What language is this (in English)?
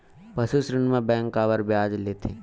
Chhattisgarhi